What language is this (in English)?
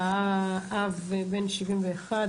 Hebrew